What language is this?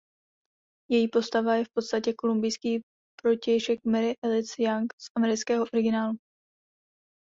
Czech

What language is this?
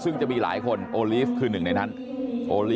Thai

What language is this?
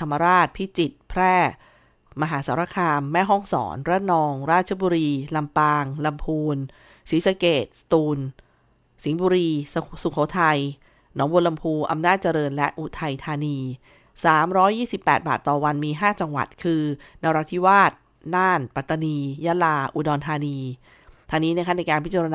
Thai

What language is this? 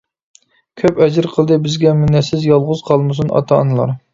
Uyghur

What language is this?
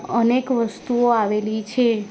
Gujarati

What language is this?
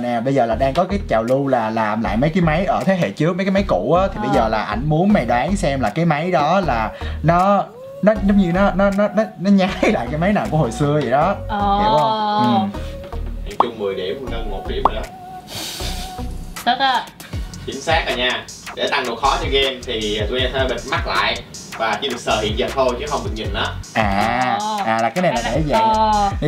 Vietnamese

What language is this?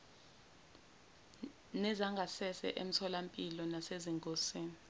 Zulu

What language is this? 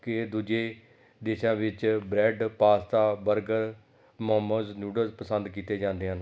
Punjabi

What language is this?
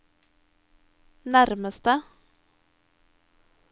Norwegian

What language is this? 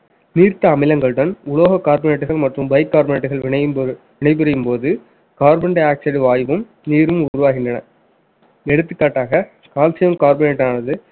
Tamil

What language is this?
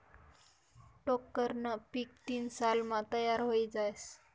Marathi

